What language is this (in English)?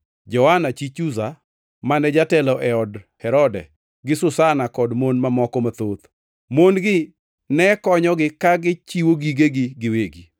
Luo (Kenya and Tanzania)